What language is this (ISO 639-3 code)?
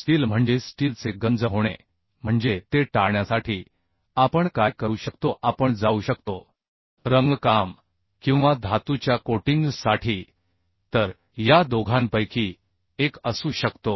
mar